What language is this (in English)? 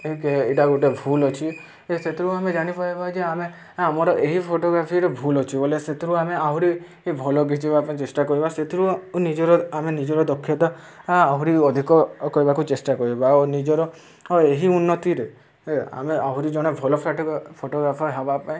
Odia